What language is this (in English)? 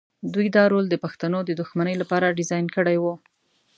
Pashto